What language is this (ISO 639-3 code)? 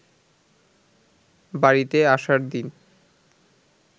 ben